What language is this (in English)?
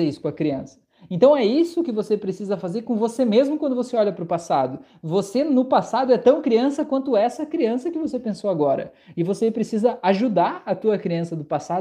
Portuguese